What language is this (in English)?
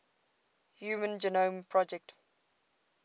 English